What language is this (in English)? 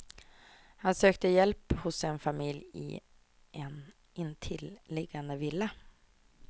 Swedish